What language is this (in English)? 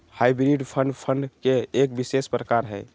Magahi